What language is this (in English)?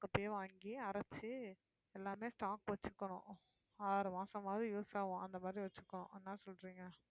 Tamil